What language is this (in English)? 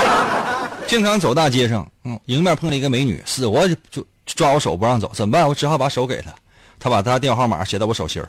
Chinese